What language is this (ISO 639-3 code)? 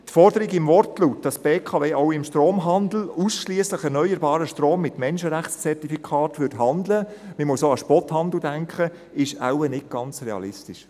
gsw